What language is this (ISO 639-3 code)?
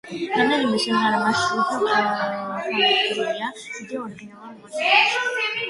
kat